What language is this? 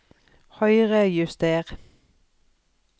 Norwegian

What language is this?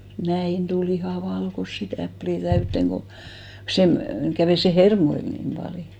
Finnish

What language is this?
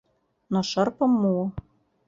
Mari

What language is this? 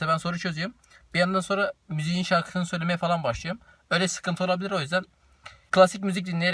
Turkish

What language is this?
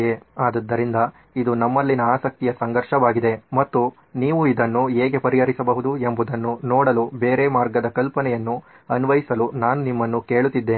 Kannada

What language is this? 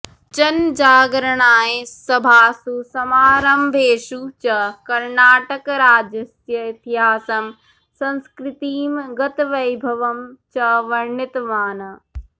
Sanskrit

